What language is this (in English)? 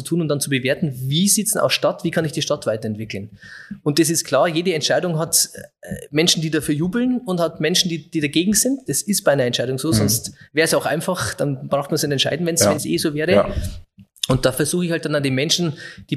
German